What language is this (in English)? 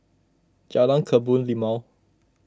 English